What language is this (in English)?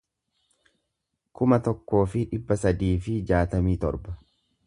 Oromo